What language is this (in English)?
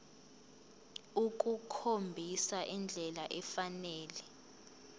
Zulu